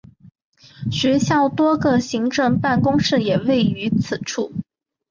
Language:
Chinese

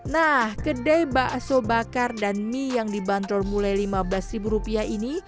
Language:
Indonesian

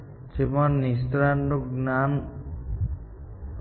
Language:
Gujarati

